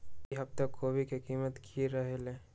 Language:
Magahi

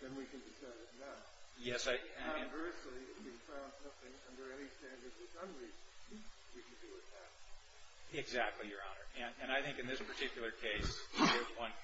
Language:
English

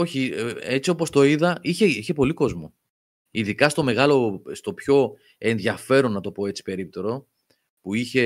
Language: Greek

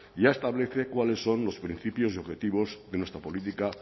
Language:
Spanish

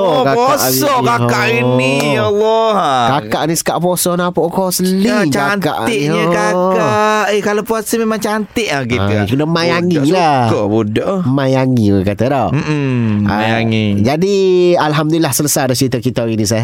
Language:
Malay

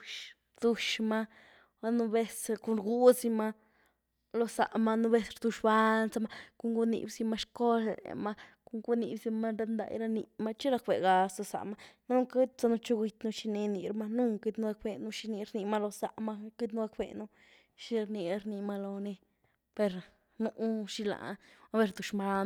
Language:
Güilá Zapotec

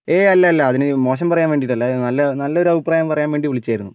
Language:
Malayalam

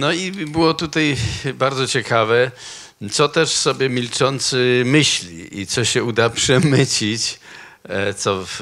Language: Polish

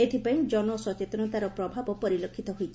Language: Odia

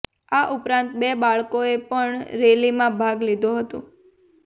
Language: Gujarati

